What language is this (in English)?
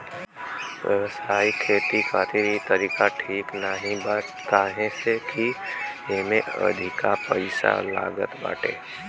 Bhojpuri